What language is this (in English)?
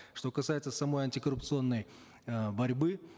Kazakh